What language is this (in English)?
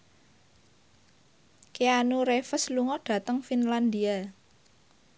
Javanese